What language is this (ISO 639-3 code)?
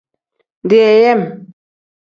kdh